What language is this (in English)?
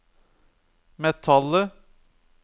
Norwegian